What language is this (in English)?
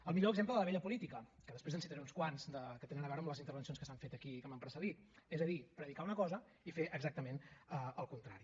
Catalan